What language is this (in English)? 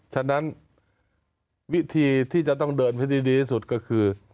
Thai